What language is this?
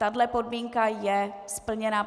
Czech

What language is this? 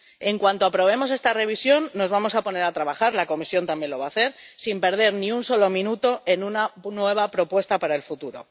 Spanish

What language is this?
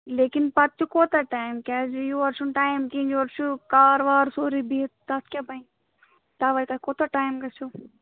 Kashmiri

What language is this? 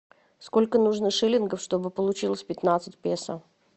Russian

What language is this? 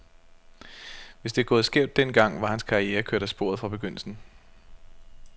Danish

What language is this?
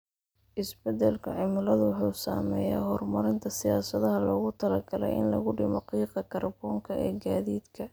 Somali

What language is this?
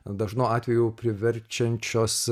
Lithuanian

